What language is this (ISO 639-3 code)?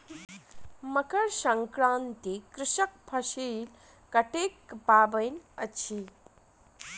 mai